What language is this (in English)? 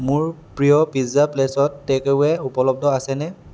Assamese